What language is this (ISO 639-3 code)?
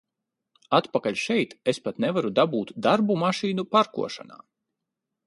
lav